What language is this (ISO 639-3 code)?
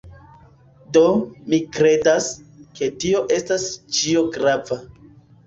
epo